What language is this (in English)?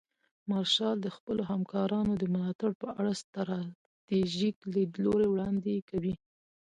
Pashto